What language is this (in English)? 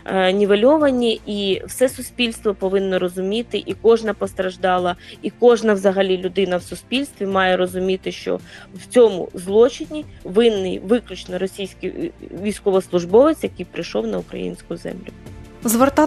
Ukrainian